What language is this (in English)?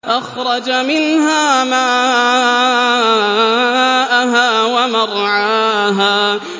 Arabic